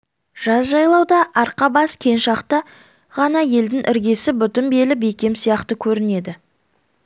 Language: Kazakh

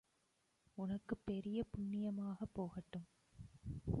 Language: Tamil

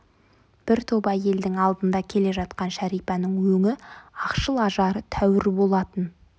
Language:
Kazakh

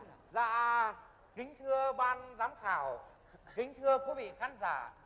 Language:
Vietnamese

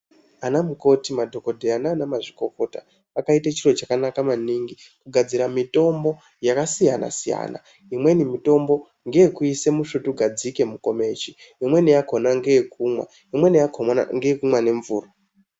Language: Ndau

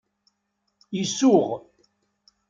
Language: Kabyle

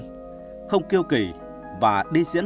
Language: Vietnamese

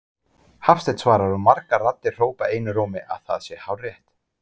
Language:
Icelandic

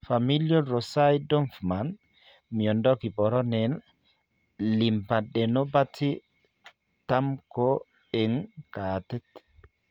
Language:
Kalenjin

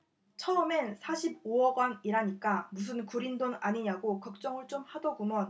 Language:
Korean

